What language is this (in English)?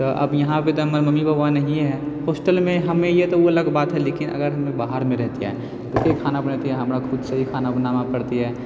Maithili